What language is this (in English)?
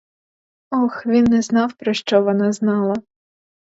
Ukrainian